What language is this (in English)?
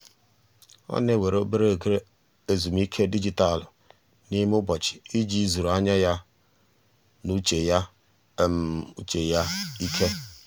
Igbo